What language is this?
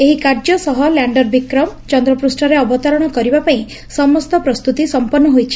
Odia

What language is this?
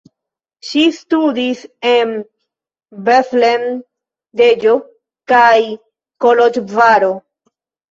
Esperanto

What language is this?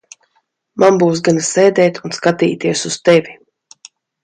Latvian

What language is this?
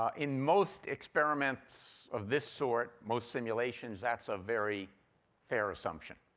English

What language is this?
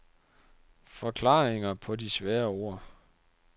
Danish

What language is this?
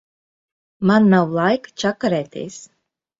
Latvian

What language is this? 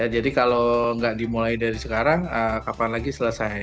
Indonesian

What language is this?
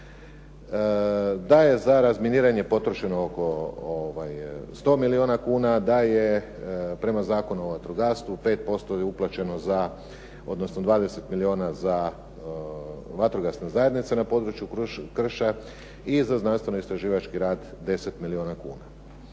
Croatian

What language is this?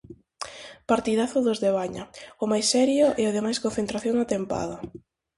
Galician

